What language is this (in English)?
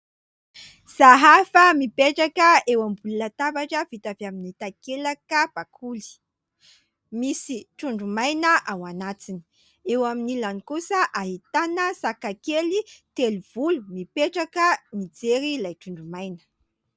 Malagasy